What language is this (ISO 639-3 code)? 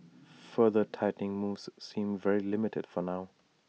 eng